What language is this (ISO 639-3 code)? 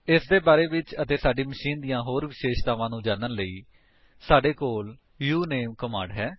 pan